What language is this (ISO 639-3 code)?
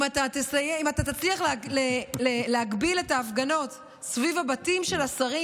heb